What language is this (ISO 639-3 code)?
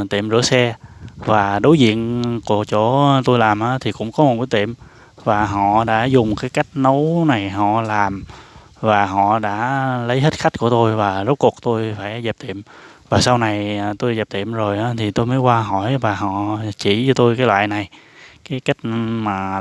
vie